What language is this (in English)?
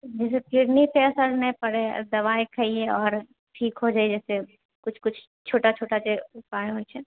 Maithili